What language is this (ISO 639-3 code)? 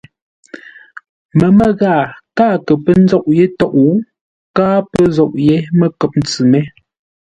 nla